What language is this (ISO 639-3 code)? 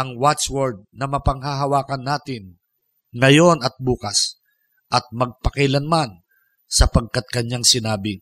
fil